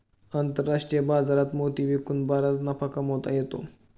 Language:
Marathi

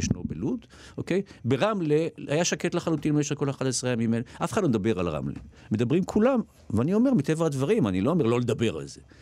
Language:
Hebrew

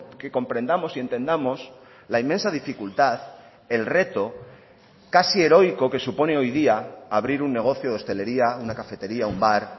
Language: Spanish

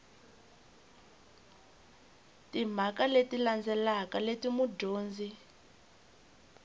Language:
Tsonga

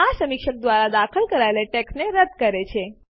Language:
Gujarati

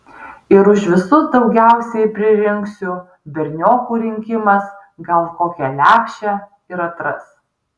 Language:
Lithuanian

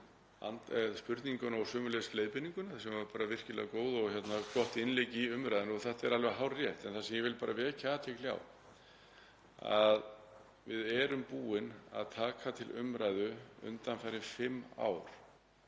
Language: Icelandic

